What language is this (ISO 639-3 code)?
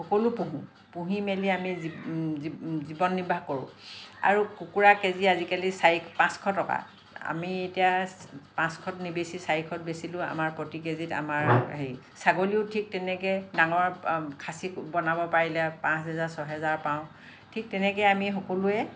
asm